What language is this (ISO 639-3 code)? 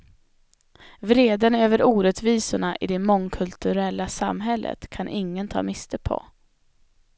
swe